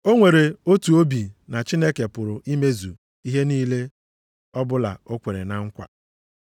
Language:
Igbo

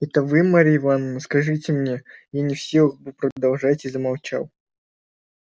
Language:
Russian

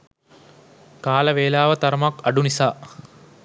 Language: Sinhala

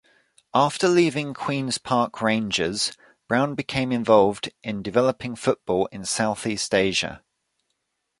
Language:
English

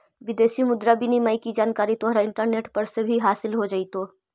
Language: Magahi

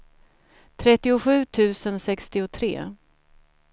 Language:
Swedish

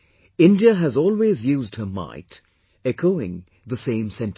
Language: English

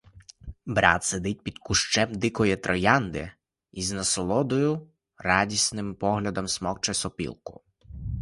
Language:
Ukrainian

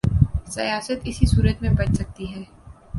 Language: Urdu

